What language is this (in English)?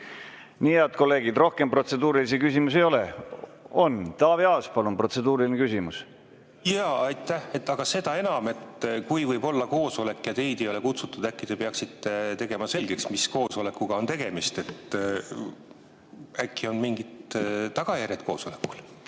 Estonian